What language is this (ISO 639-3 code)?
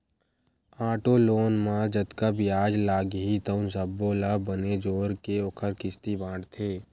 hne